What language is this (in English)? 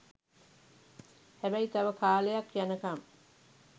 Sinhala